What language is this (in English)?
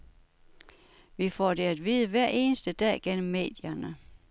Danish